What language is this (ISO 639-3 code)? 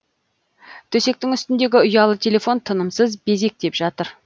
kaz